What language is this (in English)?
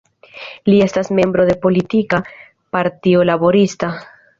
Esperanto